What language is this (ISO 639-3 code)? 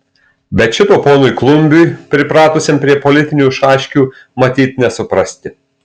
lit